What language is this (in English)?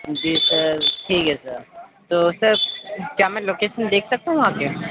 Urdu